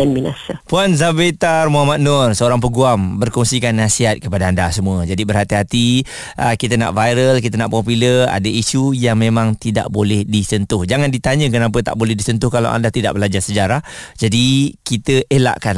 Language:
Malay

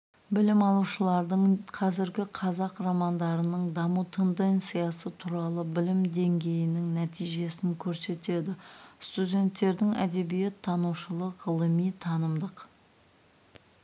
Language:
Kazakh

